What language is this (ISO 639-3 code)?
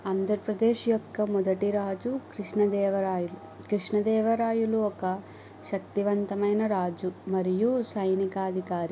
tel